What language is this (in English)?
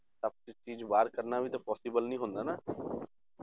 Punjabi